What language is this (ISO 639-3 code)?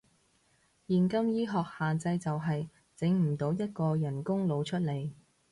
yue